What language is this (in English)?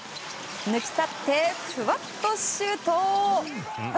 Japanese